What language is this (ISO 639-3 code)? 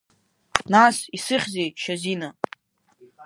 abk